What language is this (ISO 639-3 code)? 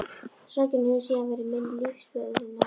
isl